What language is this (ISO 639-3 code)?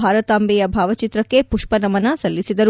kan